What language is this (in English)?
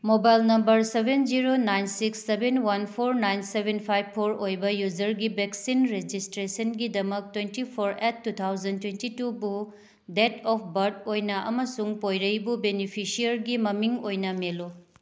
Manipuri